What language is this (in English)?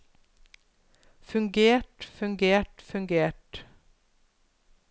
Norwegian